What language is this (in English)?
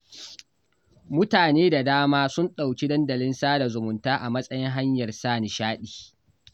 Hausa